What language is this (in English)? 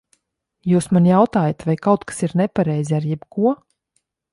Latvian